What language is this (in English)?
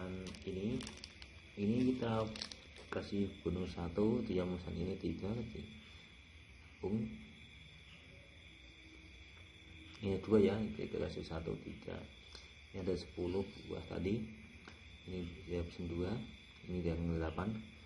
Indonesian